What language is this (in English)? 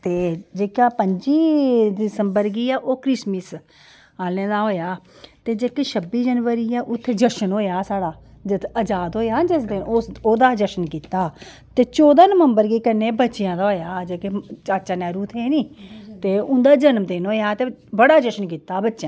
Dogri